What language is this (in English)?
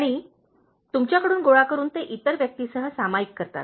Marathi